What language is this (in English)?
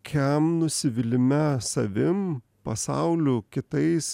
Lithuanian